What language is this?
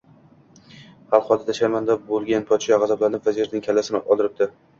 Uzbek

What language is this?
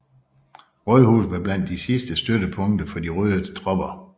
Danish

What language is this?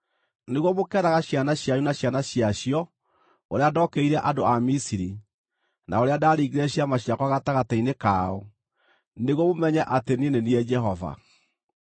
Kikuyu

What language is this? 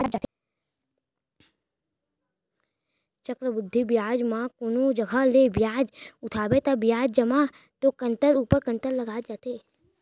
Chhattisgarhi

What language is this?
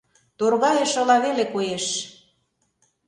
Mari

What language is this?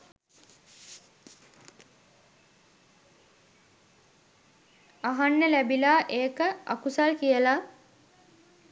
Sinhala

